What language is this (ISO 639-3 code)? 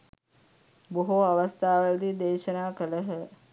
sin